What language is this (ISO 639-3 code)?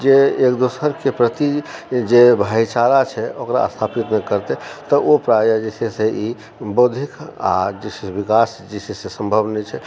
mai